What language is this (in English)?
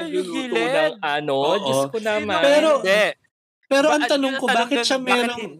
Filipino